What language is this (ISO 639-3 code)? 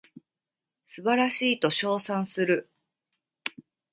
jpn